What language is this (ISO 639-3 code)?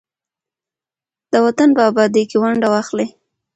pus